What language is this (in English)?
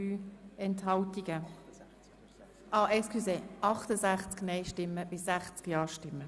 Swiss German